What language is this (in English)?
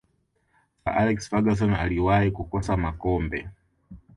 Swahili